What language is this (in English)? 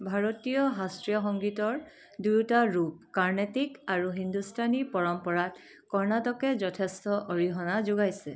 Assamese